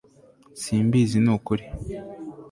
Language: Kinyarwanda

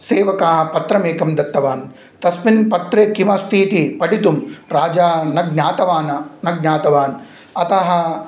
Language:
Sanskrit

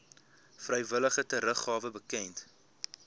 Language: Afrikaans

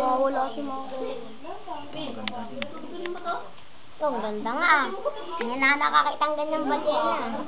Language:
Filipino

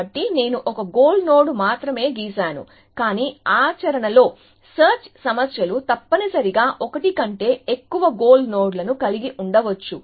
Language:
Telugu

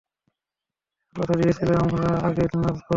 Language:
Bangla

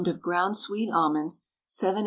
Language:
English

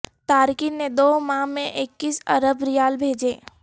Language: Urdu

